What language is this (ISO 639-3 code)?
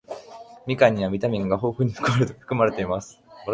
jpn